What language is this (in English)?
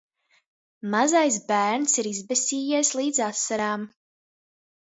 Latvian